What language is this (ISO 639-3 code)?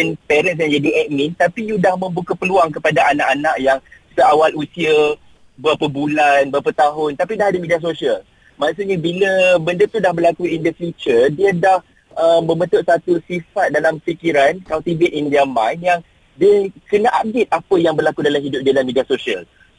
msa